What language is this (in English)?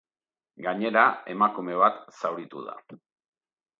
Basque